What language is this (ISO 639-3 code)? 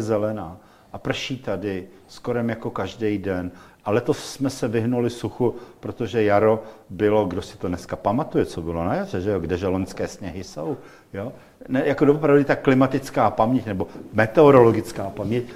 ces